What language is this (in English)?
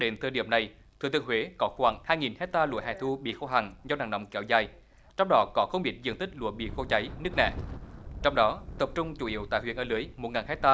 Vietnamese